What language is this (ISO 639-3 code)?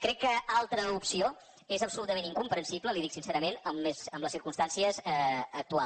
cat